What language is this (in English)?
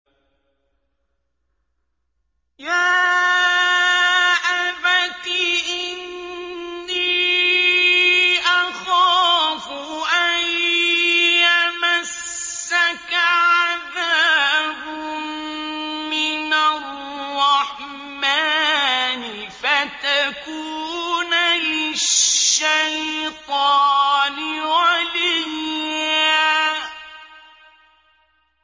Arabic